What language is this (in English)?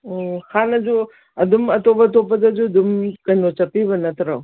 Manipuri